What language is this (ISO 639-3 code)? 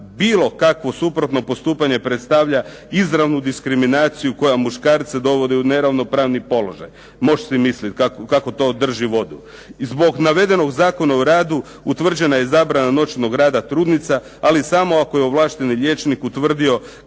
hrv